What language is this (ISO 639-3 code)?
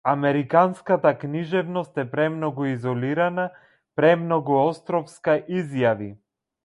mkd